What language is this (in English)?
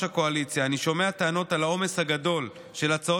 Hebrew